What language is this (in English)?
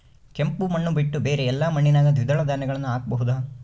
Kannada